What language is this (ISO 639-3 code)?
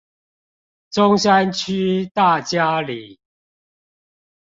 zho